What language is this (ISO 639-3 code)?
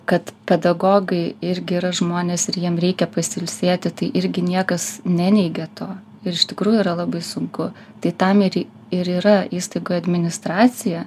lit